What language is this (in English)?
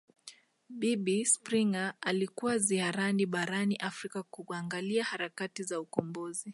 Swahili